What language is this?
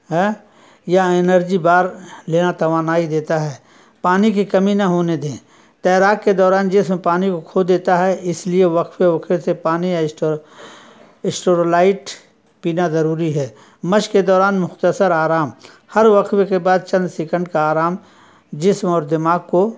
Urdu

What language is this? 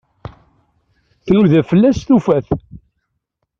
Kabyle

